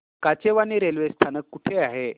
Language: Marathi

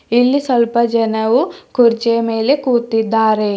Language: Kannada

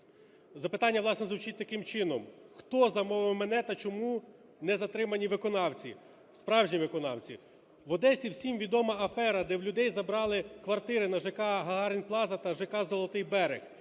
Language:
Ukrainian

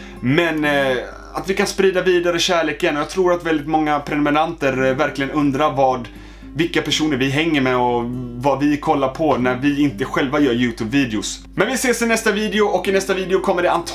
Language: Swedish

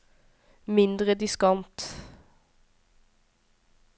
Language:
Norwegian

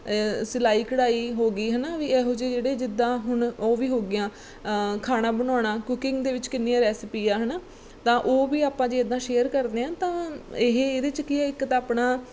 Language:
Punjabi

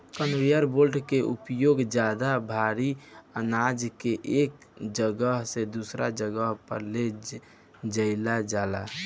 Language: Bhojpuri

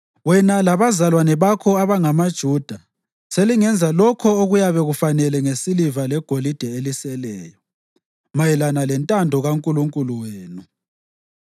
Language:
North Ndebele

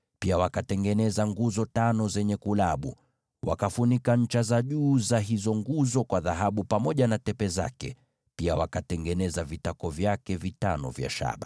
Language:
Swahili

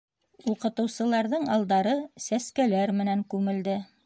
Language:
Bashkir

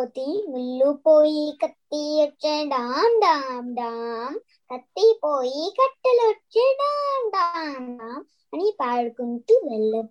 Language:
Telugu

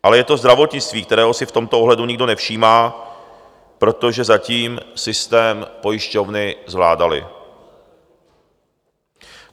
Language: Czech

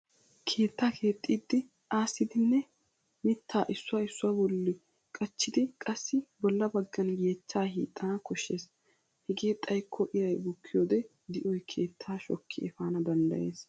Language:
Wolaytta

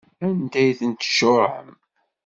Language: Kabyle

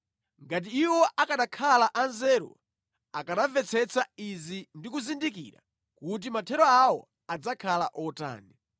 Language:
Nyanja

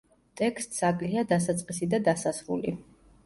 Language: Georgian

